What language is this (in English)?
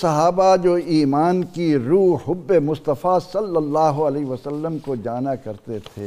Urdu